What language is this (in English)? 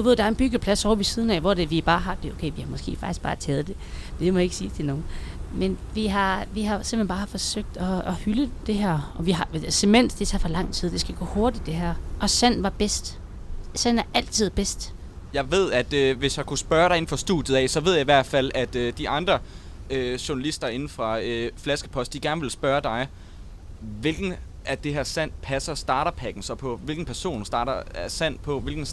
Danish